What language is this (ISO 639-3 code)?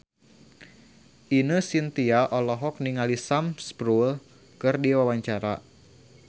sun